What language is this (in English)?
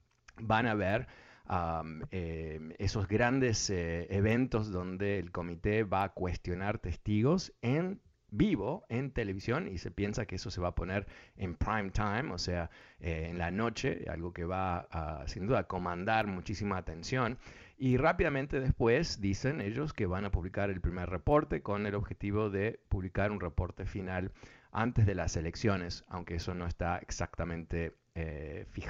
Spanish